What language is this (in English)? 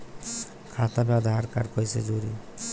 Bhojpuri